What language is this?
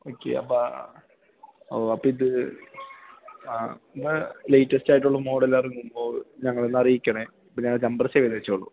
Malayalam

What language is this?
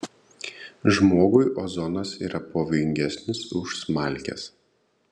Lithuanian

